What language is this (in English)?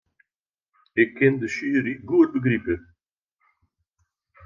Western Frisian